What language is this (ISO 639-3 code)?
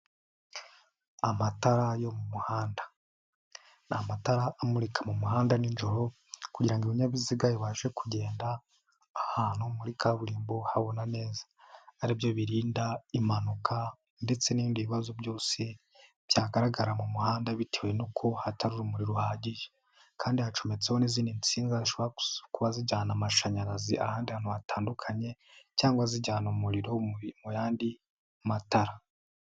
kin